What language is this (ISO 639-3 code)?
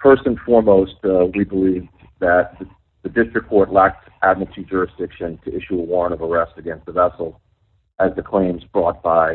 eng